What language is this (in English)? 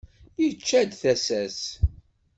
Kabyle